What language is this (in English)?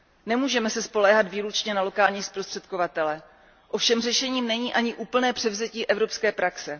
Czech